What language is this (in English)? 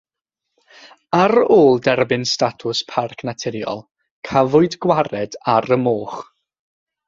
Welsh